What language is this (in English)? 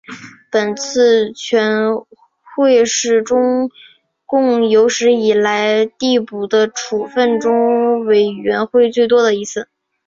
Chinese